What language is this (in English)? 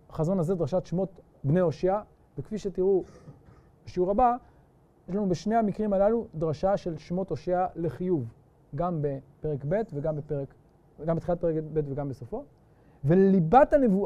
Hebrew